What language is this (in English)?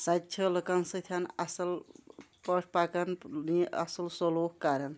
Kashmiri